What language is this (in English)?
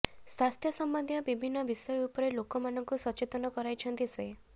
Odia